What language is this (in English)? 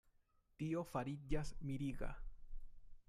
Esperanto